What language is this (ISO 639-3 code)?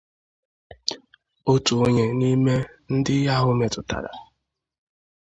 ibo